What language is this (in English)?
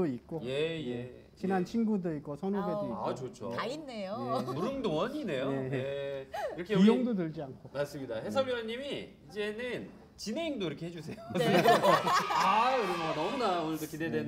Korean